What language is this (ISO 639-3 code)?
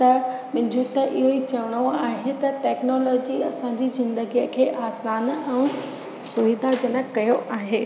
snd